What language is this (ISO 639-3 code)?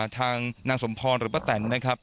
tha